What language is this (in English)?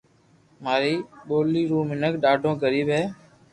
Loarki